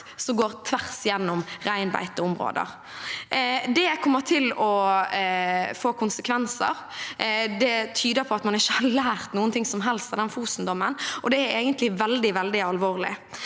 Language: Norwegian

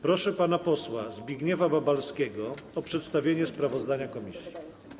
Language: Polish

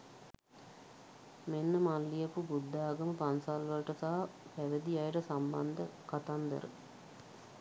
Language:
Sinhala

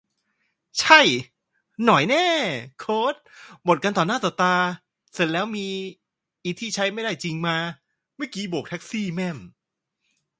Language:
Thai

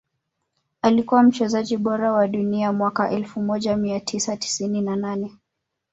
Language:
Swahili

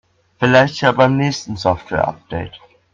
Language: German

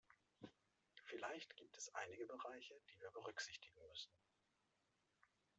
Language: German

